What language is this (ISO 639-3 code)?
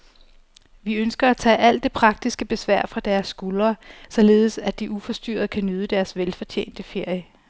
dan